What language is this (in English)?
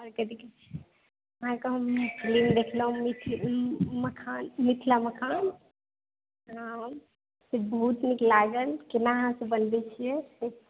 Maithili